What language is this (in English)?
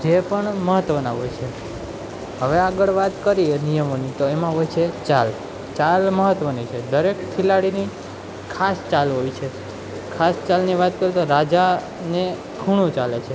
Gujarati